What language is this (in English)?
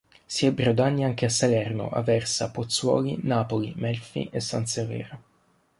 Italian